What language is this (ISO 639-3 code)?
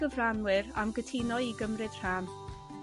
cym